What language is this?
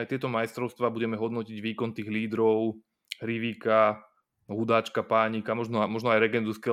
Slovak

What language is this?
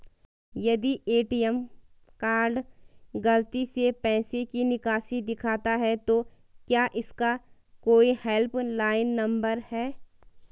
Hindi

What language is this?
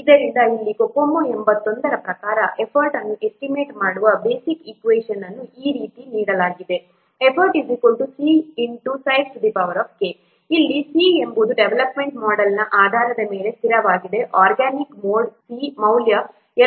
Kannada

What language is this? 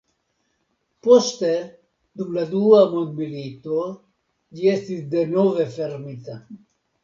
Esperanto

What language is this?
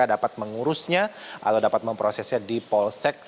Indonesian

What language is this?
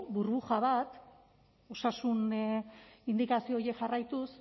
Basque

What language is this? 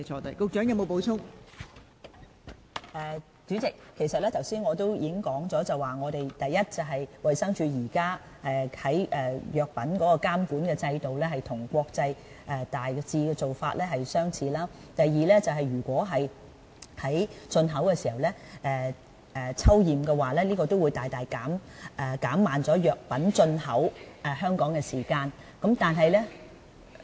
Cantonese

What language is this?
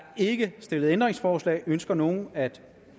Danish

